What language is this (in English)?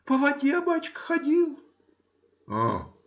Russian